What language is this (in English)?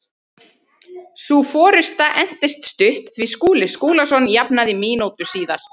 Icelandic